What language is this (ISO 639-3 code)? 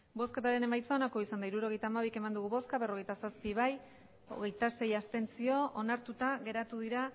eus